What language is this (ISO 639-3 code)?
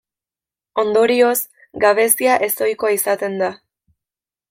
eus